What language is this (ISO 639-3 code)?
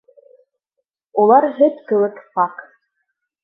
bak